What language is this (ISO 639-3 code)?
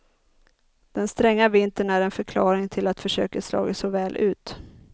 swe